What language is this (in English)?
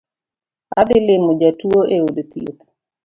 Luo (Kenya and Tanzania)